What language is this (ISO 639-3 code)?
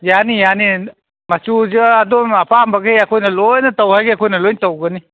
mni